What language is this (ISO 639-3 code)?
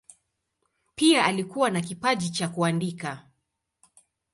swa